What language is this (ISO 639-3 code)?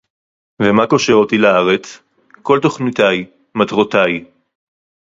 heb